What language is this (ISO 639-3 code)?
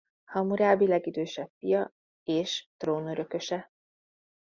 hun